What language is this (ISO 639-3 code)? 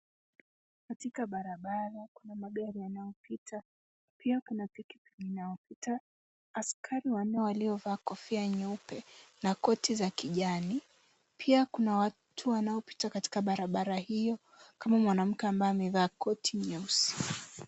swa